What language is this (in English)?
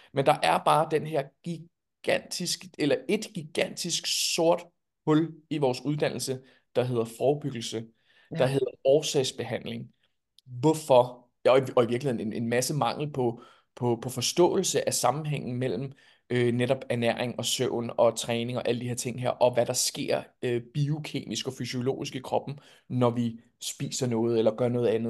Danish